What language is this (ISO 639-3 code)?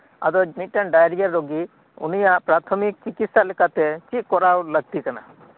sat